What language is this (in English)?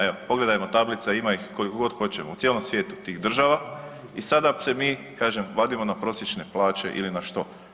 Croatian